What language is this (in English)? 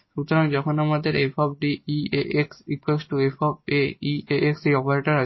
Bangla